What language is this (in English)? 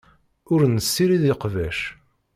Kabyle